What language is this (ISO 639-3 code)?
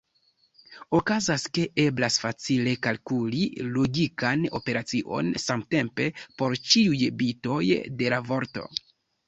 epo